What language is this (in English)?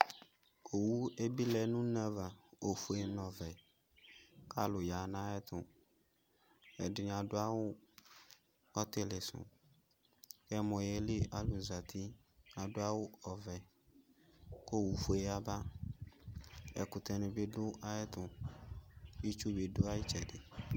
Ikposo